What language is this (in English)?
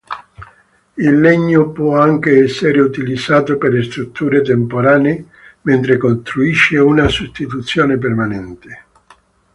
Italian